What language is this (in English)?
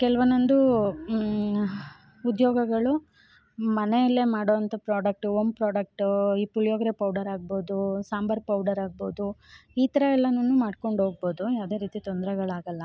Kannada